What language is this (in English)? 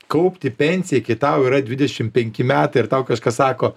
Lithuanian